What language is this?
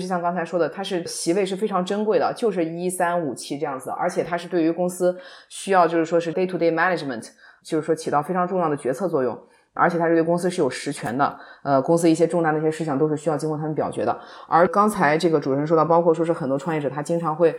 Chinese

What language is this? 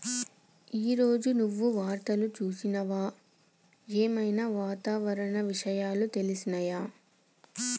Telugu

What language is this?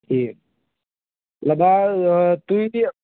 Kashmiri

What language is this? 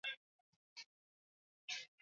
Swahili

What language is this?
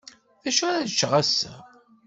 Kabyle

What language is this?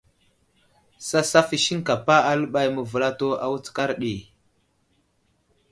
Wuzlam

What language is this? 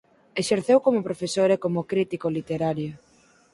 Galician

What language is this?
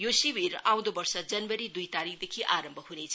Nepali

